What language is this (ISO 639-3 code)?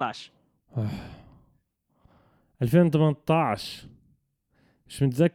ara